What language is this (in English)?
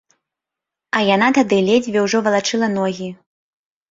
Belarusian